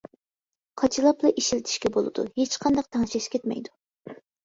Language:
Uyghur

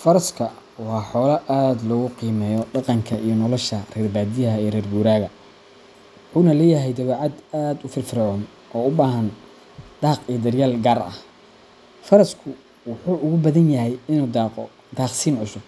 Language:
Somali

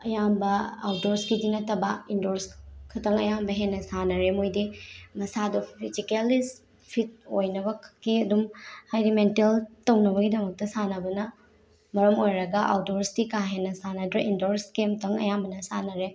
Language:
Manipuri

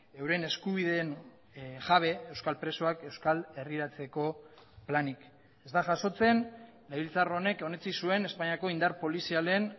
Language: Basque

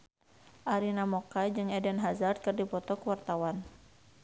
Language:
Sundanese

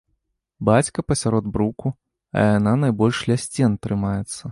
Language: Belarusian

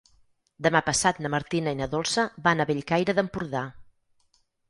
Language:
Catalan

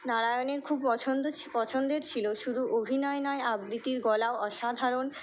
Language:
Bangla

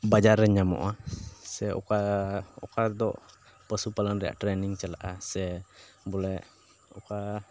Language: Santali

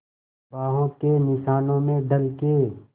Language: Hindi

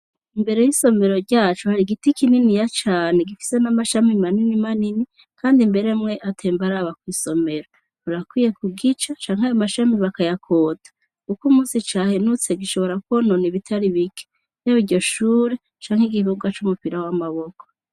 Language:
Rundi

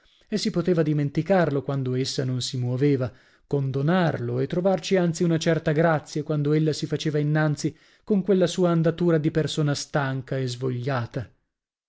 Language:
Italian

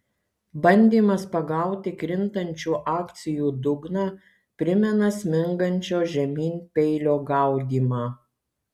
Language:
Lithuanian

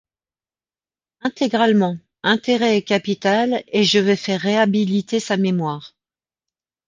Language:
French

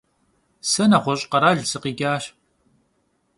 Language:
Kabardian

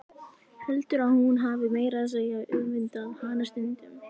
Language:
Icelandic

